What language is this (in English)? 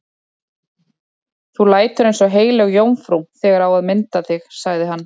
Icelandic